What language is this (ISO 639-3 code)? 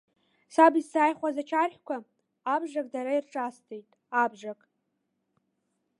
abk